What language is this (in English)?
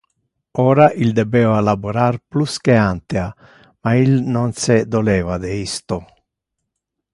Interlingua